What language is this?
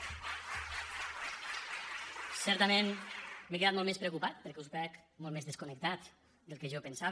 Catalan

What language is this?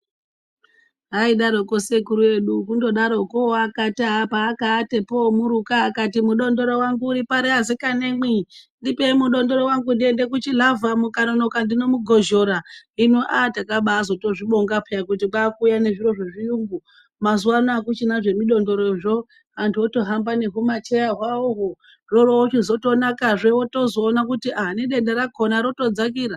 Ndau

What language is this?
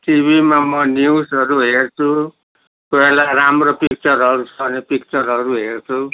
Nepali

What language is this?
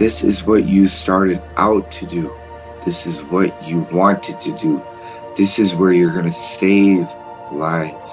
English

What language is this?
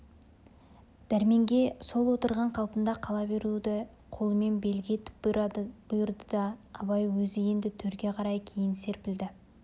Kazakh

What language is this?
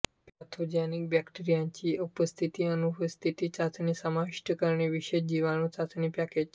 Marathi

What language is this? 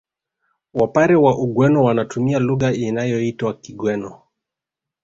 Swahili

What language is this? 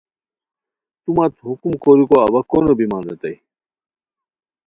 Khowar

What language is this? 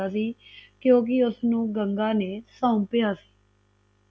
Punjabi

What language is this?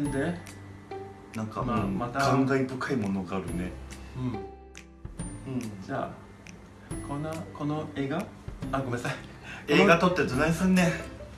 Japanese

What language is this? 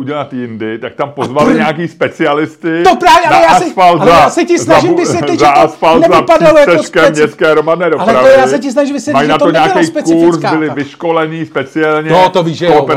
Czech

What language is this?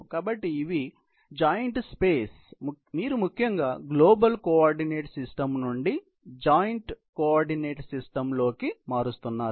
Telugu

